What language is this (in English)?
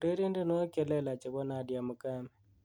Kalenjin